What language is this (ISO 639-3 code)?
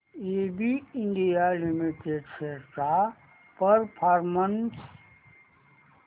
mar